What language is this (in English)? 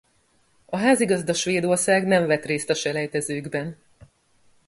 Hungarian